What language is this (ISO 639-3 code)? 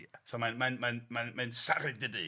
cym